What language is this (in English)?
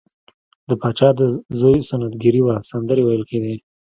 Pashto